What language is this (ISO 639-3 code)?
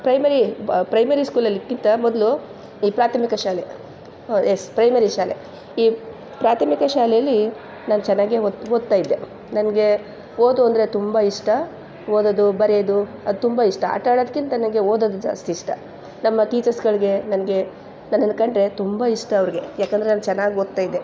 kan